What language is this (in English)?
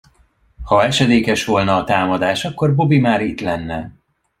Hungarian